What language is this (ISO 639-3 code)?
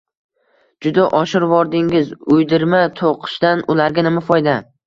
uzb